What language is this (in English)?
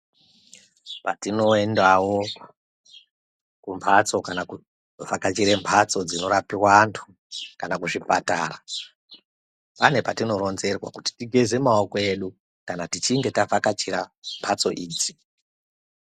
Ndau